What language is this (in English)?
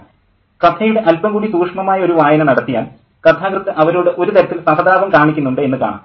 Malayalam